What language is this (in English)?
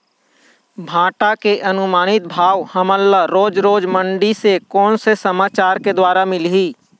Chhattisgarhi